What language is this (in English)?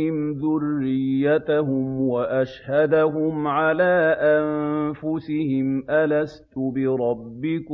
Arabic